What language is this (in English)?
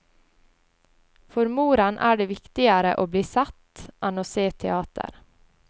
Norwegian